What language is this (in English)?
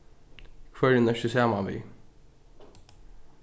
Faroese